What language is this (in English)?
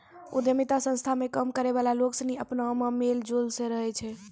Maithili